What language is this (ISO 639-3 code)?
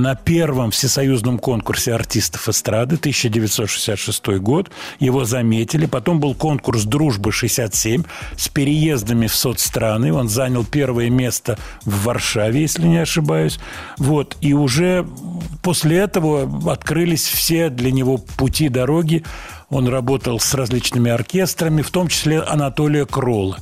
rus